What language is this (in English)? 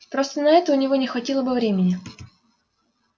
Russian